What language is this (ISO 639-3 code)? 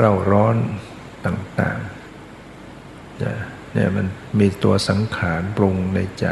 tha